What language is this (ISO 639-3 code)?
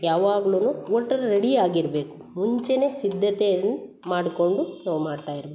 kan